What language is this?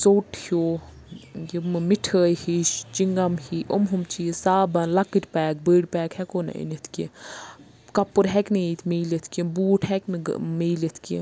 Kashmiri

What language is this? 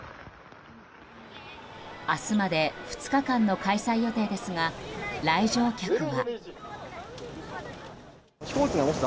Japanese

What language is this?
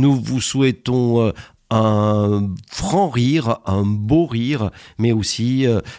French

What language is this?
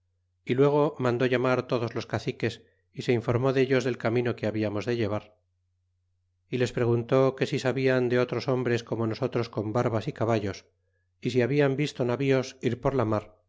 Spanish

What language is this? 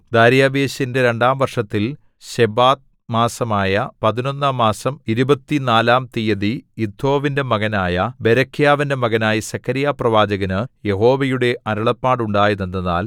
Malayalam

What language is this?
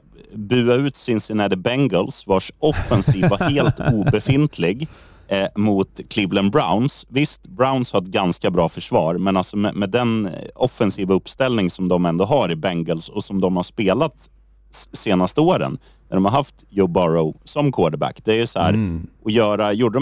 Swedish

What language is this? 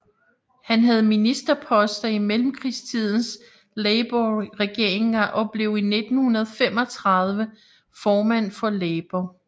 Danish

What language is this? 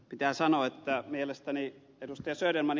Finnish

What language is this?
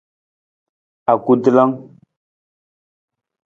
Nawdm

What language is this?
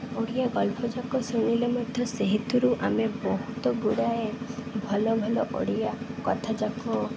Odia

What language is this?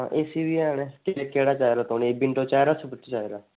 Dogri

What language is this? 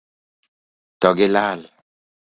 Luo (Kenya and Tanzania)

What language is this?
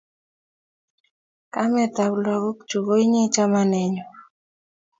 Kalenjin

